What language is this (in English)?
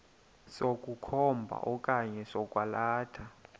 Xhosa